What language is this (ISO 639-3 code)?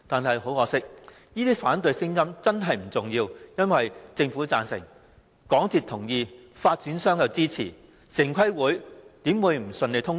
yue